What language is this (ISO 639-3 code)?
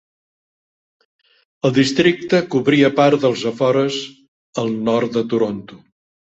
cat